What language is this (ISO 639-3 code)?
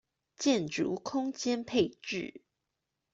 zho